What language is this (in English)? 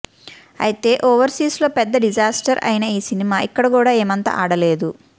Telugu